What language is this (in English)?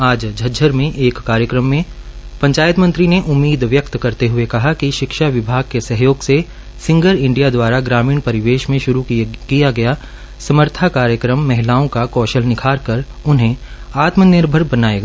Hindi